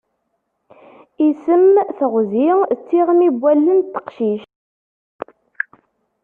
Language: Kabyle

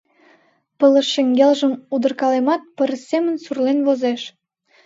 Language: Mari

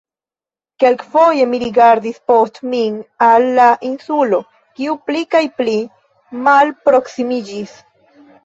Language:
Esperanto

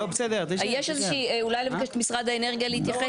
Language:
Hebrew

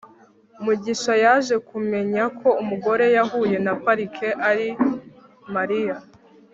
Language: Kinyarwanda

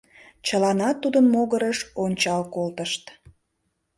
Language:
Mari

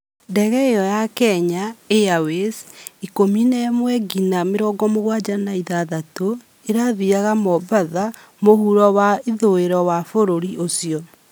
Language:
Kikuyu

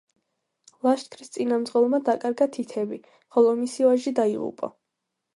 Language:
Georgian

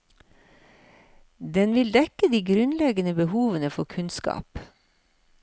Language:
Norwegian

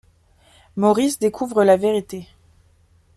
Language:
French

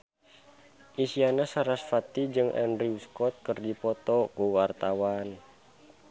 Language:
Sundanese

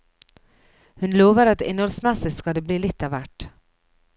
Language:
Norwegian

